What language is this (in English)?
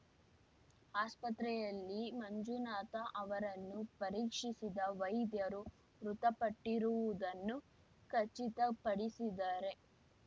Kannada